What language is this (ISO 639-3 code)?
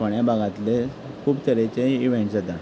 kok